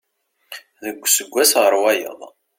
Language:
Kabyle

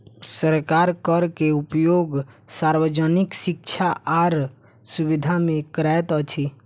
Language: Maithili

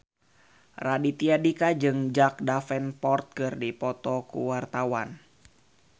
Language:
Sundanese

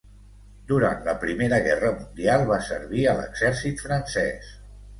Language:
Catalan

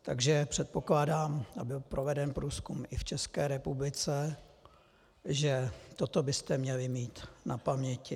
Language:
Czech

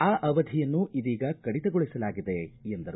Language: Kannada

